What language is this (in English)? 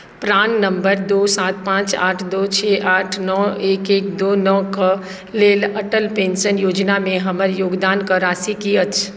Maithili